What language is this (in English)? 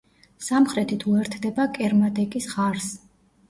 Georgian